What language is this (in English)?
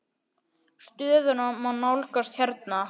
Icelandic